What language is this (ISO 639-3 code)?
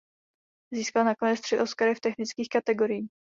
ces